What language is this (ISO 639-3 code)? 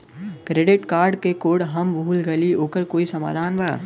bho